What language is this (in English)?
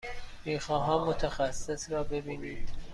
Persian